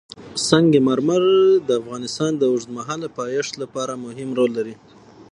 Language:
Pashto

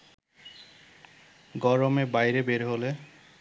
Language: Bangla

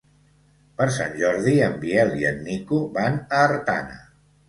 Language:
Catalan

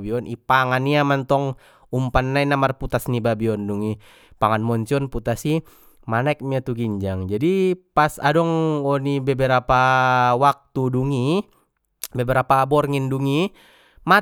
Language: Batak Mandailing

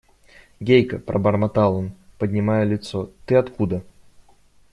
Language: Russian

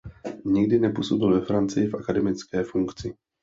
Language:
Czech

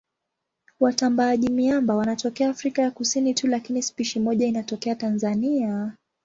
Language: Swahili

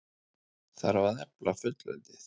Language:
Icelandic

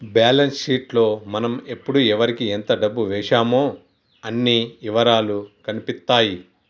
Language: Telugu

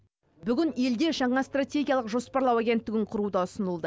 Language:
Kazakh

